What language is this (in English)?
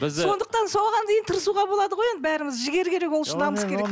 Kazakh